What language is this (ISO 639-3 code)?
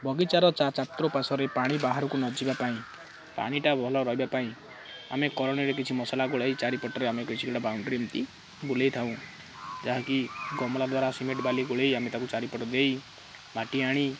ori